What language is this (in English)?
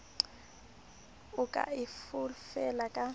Southern Sotho